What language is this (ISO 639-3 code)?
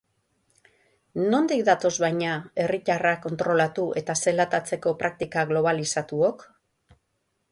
eus